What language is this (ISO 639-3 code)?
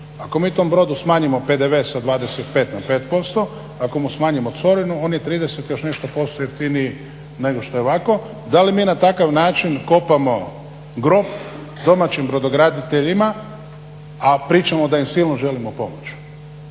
hrv